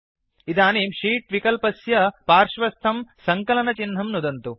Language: Sanskrit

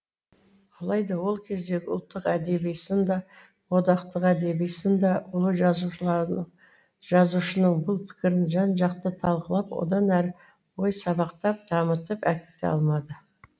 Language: Kazakh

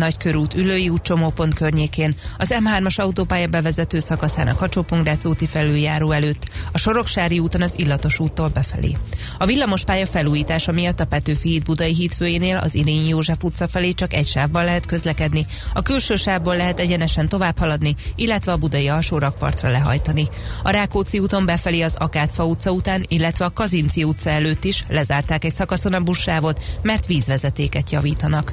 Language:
Hungarian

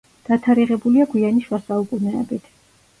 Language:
Georgian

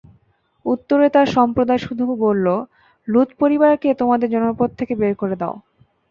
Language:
Bangla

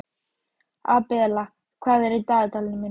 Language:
Icelandic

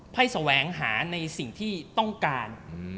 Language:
Thai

